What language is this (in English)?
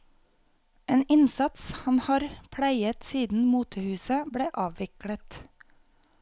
Norwegian